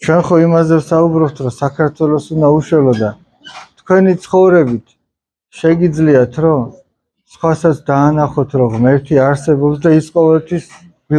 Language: Russian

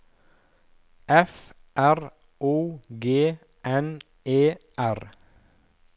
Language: Norwegian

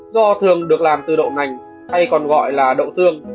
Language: Vietnamese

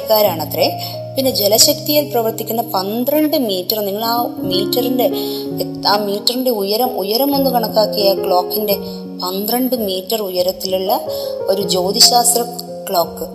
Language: Malayalam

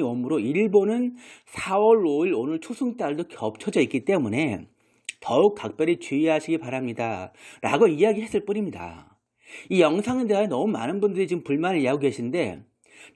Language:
Korean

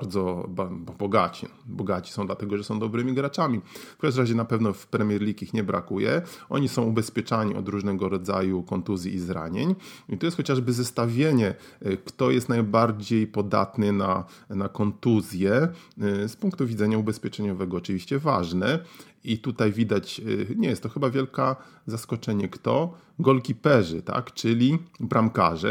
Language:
Polish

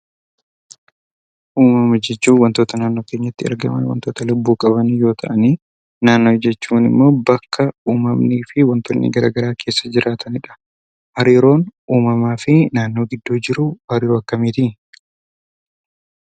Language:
Oromo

